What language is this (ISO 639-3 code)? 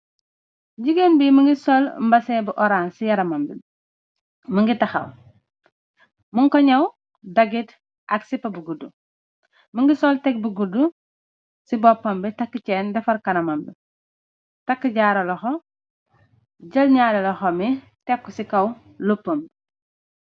wol